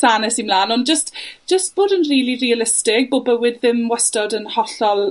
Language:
Welsh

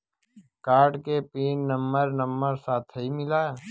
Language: Bhojpuri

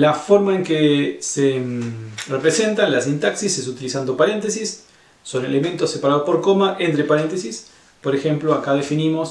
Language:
Spanish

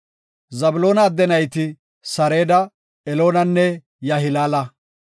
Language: Gofa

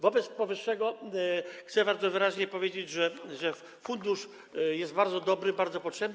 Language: Polish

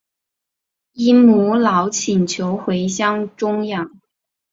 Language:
Chinese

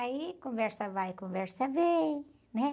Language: Portuguese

